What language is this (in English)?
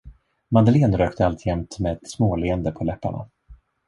Swedish